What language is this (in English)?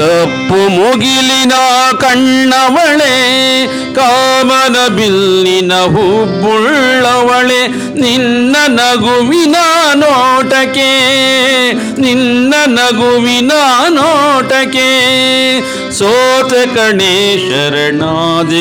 Kannada